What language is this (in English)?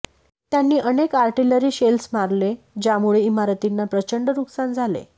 Marathi